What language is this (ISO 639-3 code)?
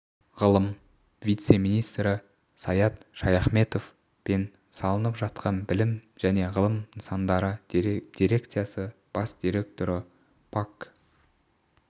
kaz